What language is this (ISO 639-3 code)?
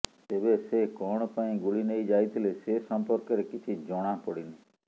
ori